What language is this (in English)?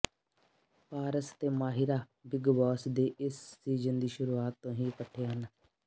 Punjabi